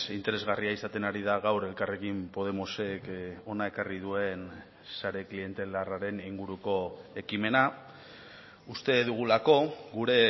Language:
Basque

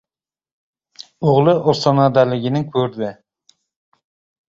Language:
Uzbek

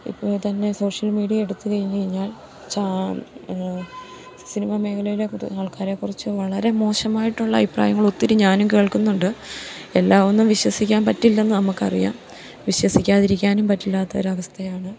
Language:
Malayalam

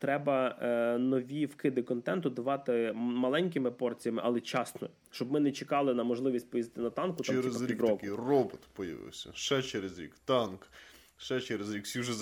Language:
Ukrainian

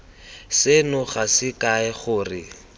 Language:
Tswana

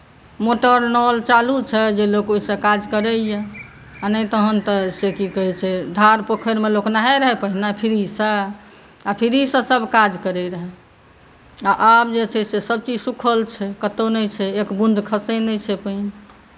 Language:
Maithili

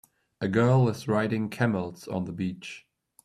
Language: English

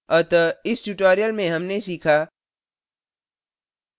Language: Hindi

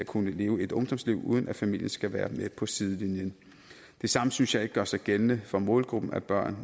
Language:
Danish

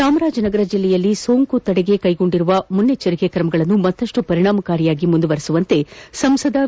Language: Kannada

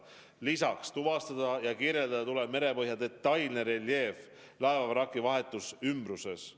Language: Estonian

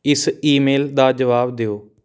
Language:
Punjabi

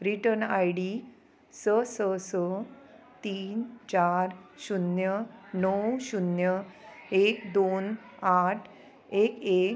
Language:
Konkani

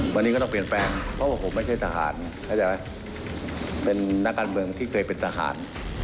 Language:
Thai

